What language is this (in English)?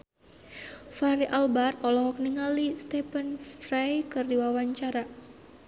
Sundanese